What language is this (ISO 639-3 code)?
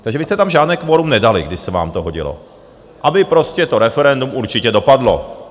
ces